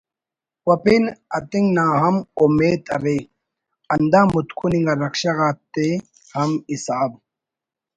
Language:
Brahui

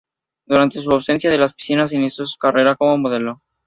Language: Spanish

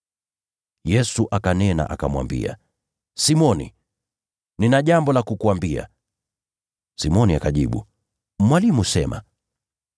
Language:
Swahili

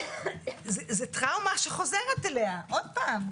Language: Hebrew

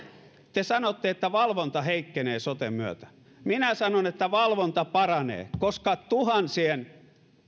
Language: Finnish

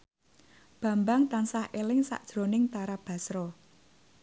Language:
Javanese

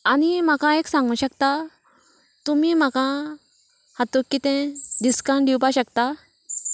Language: Konkani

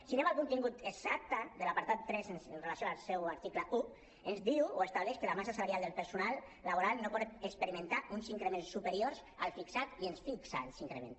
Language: Catalan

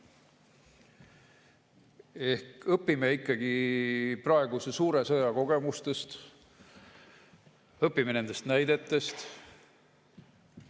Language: Estonian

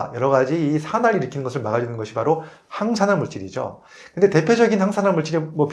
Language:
Korean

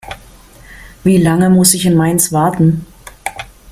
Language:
German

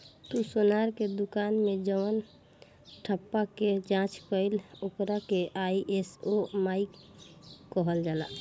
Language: Bhojpuri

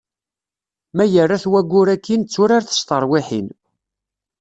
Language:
Kabyle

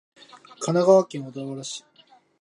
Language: Japanese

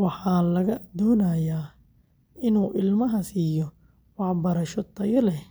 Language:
Somali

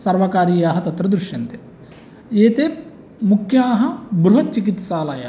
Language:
Sanskrit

